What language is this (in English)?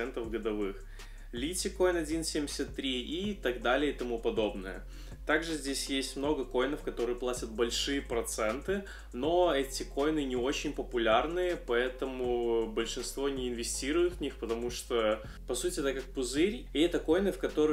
Russian